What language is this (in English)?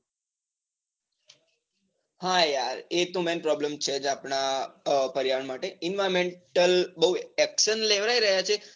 Gujarati